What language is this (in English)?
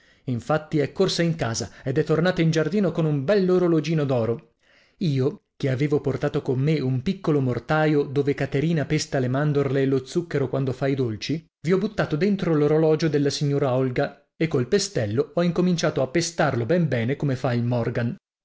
Italian